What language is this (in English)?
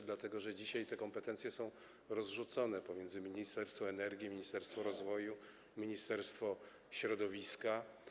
Polish